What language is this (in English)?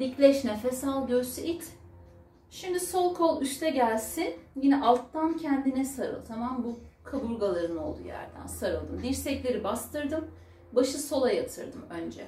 Turkish